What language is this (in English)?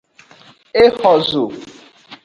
Aja (Benin)